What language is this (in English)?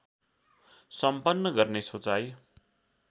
Nepali